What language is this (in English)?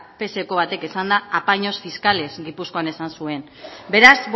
Basque